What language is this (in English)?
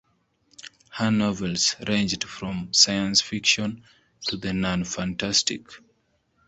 English